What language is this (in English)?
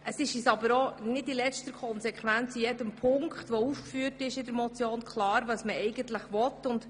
Swiss German